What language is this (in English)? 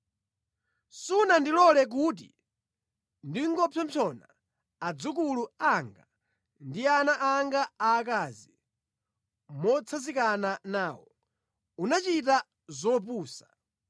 Nyanja